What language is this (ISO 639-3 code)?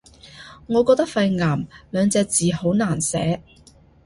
yue